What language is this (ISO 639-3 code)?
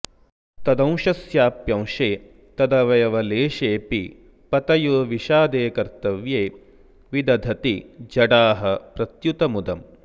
san